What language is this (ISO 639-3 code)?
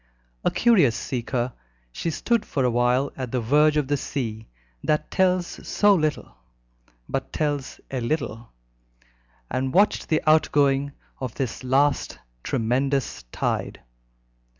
eng